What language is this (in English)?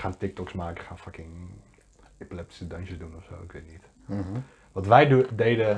Dutch